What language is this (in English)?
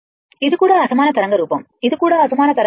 Telugu